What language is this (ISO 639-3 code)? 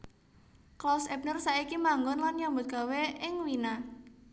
jav